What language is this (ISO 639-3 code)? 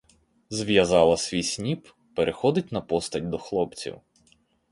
ukr